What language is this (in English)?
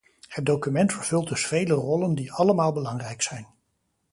Dutch